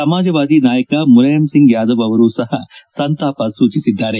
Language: Kannada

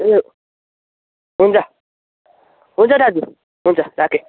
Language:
Nepali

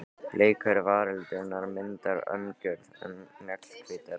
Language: Icelandic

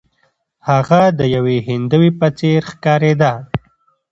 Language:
Pashto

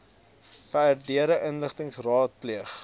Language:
Afrikaans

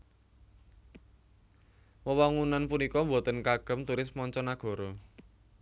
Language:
Javanese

